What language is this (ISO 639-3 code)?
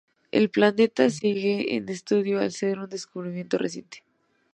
spa